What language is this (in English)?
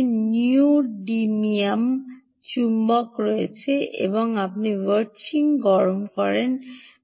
Bangla